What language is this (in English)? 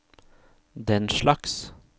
Norwegian